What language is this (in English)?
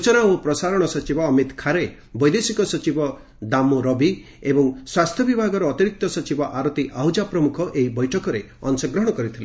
Odia